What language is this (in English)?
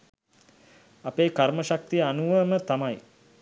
Sinhala